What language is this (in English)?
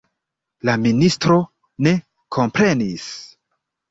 Esperanto